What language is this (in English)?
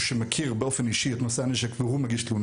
Hebrew